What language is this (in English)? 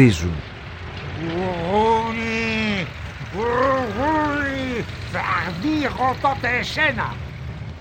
Greek